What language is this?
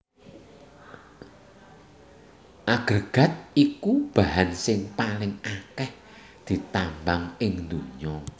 Javanese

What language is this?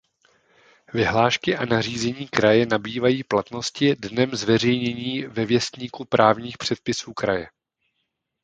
Czech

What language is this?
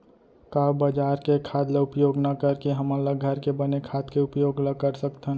Chhattisgarhi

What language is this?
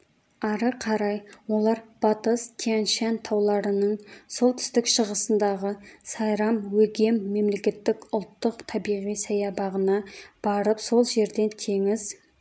Kazakh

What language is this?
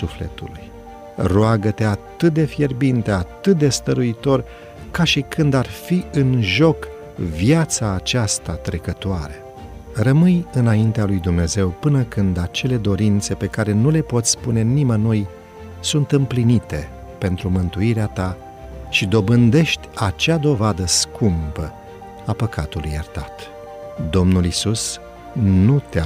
Romanian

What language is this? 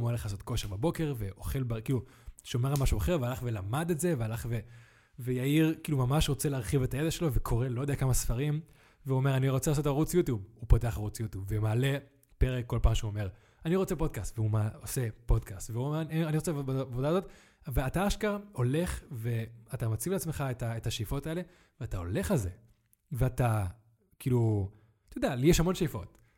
Hebrew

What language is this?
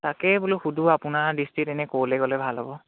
Assamese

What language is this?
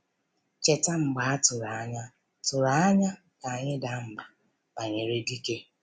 Igbo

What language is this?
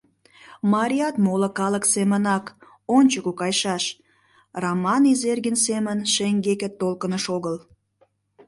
Mari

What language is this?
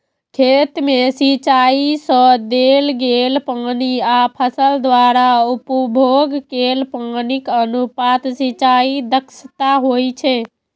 Maithili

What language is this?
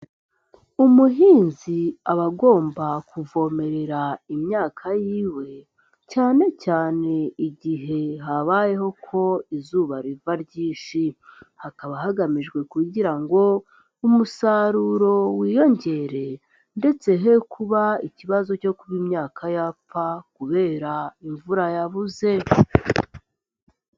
Kinyarwanda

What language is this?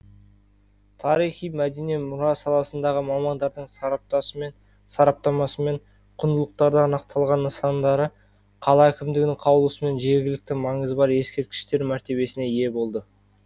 Kazakh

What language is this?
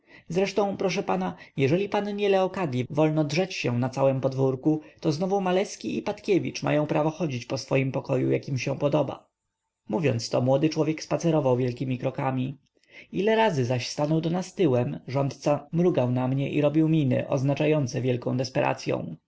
Polish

